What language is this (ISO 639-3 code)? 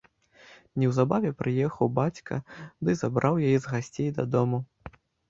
bel